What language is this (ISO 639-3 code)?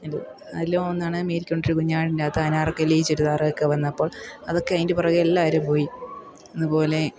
mal